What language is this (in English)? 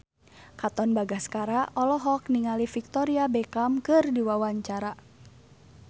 Sundanese